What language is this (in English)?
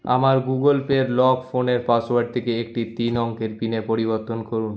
Bangla